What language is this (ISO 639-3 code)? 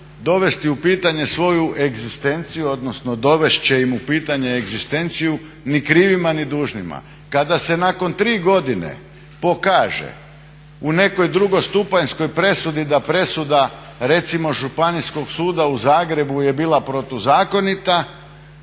hrv